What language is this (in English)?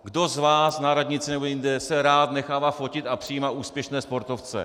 Czech